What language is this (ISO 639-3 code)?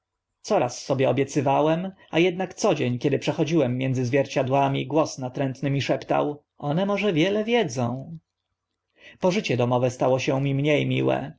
pol